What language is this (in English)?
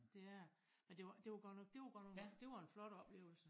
Danish